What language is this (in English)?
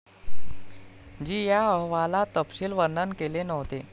Marathi